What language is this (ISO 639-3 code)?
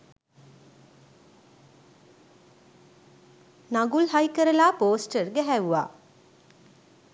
sin